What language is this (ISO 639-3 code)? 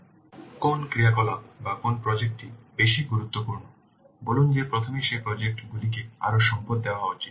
ben